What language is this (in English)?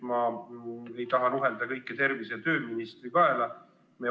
Estonian